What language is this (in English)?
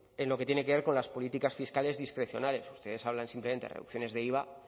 Spanish